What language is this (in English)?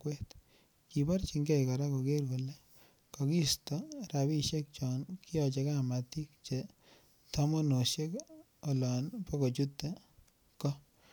Kalenjin